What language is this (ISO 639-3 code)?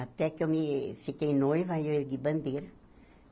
por